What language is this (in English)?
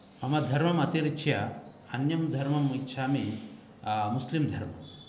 Sanskrit